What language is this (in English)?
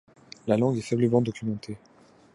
French